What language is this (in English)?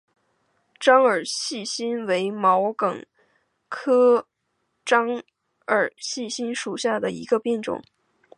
Chinese